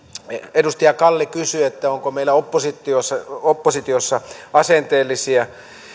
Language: Finnish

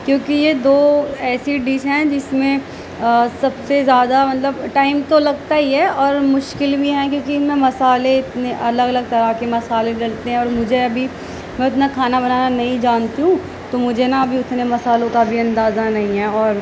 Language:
Urdu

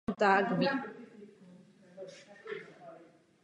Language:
Czech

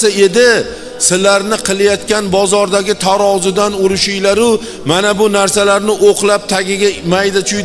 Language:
Turkish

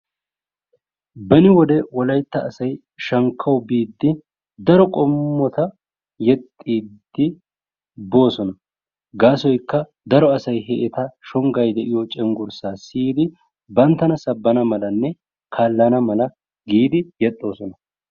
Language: Wolaytta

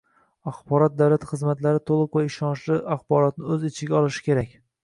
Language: Uzbek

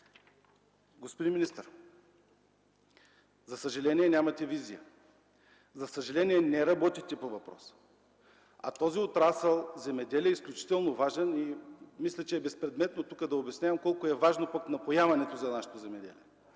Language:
Bulgarian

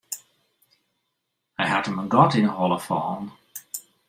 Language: Western Frisian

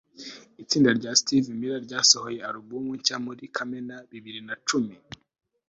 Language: Kinyarwanda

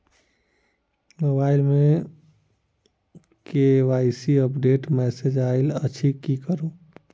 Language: Maithili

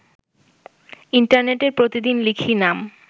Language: Bangla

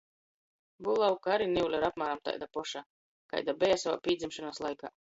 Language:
Latgalian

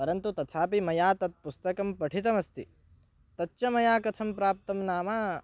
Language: Sanskrit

